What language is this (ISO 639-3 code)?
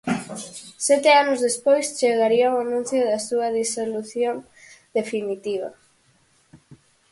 glg